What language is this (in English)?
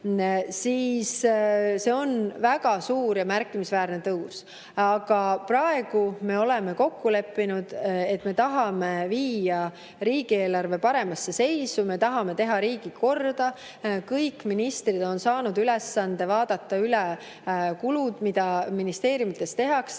Estonian